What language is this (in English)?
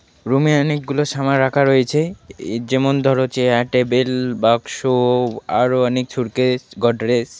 Bangla